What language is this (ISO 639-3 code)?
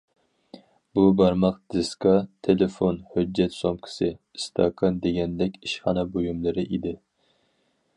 uig